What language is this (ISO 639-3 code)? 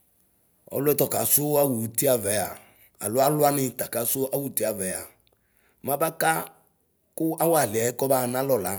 kpo